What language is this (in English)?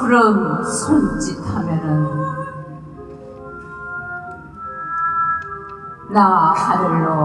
Korean